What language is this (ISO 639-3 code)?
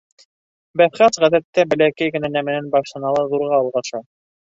bak